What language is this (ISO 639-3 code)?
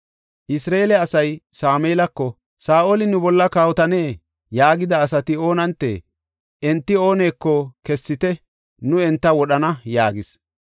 gof